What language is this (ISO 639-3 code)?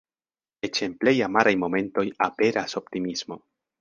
epo